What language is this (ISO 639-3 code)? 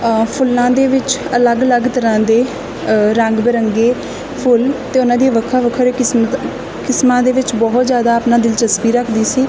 pan